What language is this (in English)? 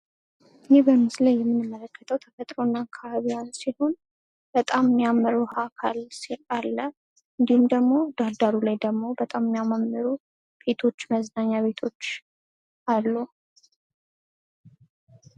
Amharic